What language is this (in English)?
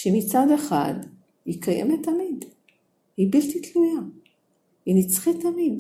Hebrew